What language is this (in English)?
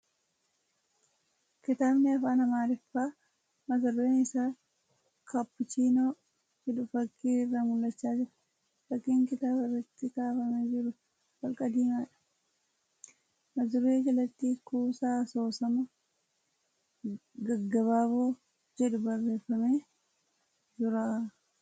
Oromo